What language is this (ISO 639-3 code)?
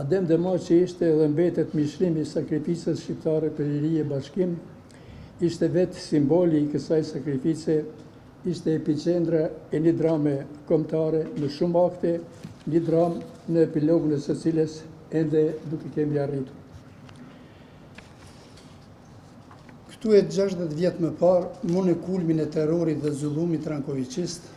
ron